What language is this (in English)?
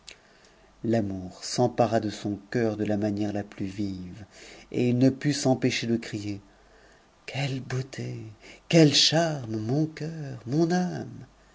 French